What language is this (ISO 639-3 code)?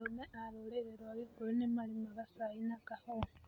kik